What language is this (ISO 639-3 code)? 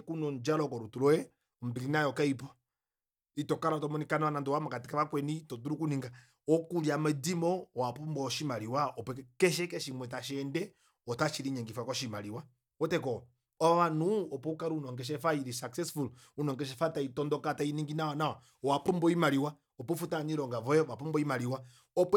kua